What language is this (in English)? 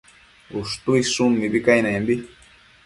Matsés